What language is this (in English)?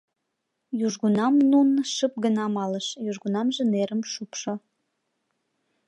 Mari